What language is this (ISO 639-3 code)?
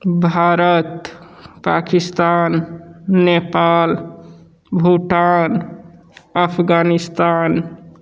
hin